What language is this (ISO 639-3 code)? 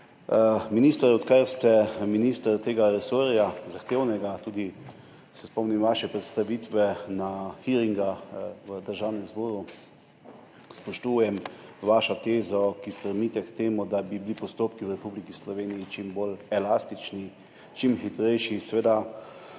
slv